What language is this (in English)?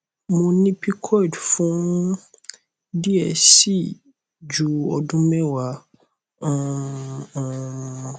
Yoruba